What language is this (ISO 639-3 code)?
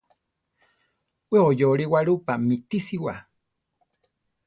tar